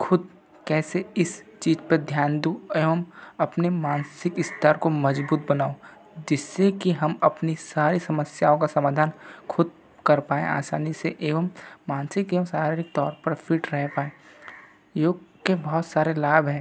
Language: Hindi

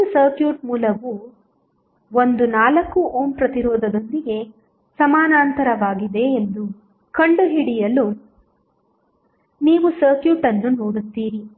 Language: Kannada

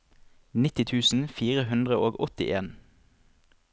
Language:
Norwegian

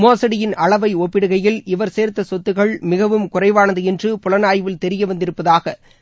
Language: Tamil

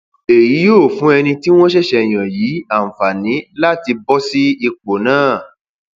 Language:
Yoruba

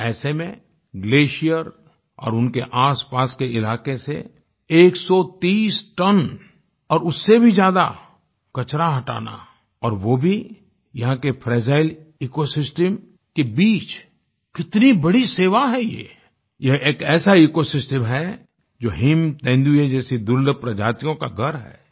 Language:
Hindi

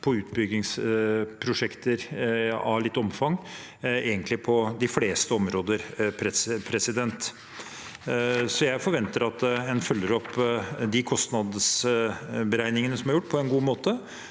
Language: Norwegian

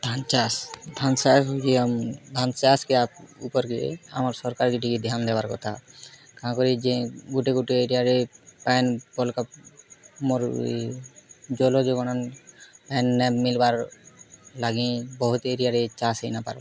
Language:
Odia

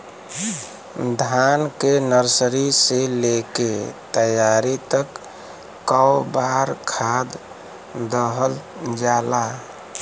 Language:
Bhojpuri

